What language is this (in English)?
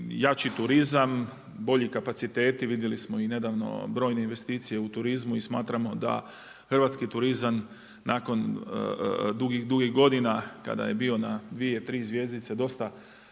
Croatian